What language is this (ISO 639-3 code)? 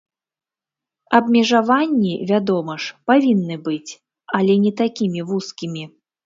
bel